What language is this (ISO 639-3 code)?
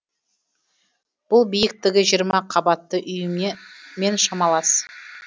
kaz